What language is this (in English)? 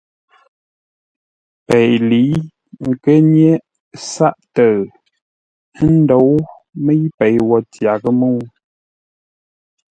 Ngombale